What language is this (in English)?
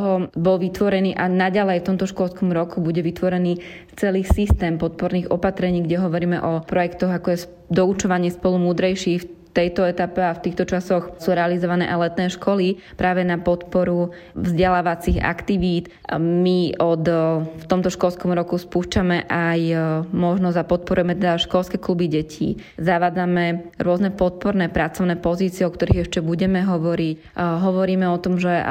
Slovak